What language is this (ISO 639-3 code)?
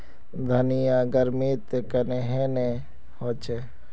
mag